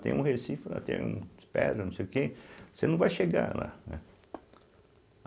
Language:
Portuguese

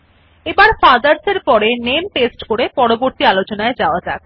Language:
Bangla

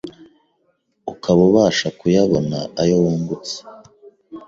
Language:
Kinyarwanda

